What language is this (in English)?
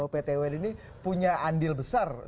Indonesian